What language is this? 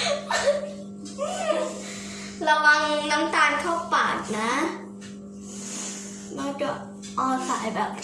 Thai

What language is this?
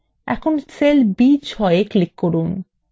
Bangla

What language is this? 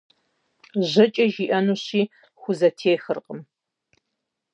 Kabardian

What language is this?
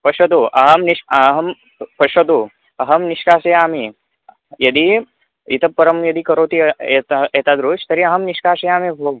Sanskrit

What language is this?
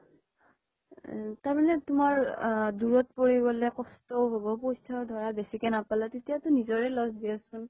Assamese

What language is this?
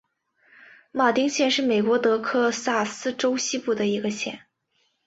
Chinese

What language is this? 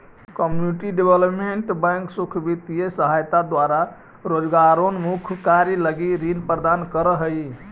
Magahi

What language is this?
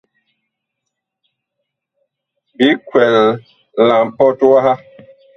Bakoko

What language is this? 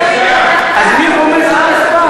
Hebrew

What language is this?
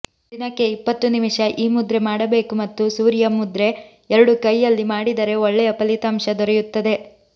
Kannada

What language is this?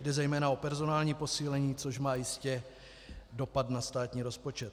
Czech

